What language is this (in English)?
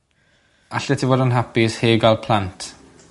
Welsh